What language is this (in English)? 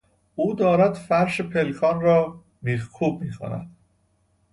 Persian